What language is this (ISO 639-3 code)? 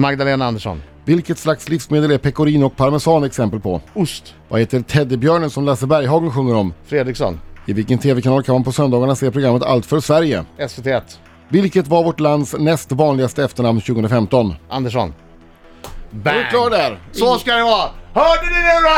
swe